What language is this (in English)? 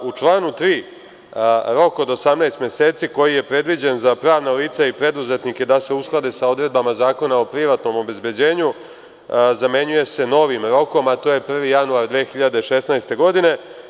Serbian